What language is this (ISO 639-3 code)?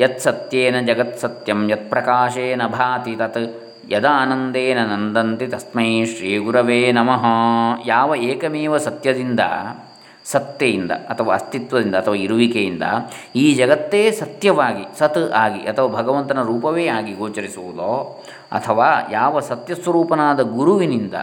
kan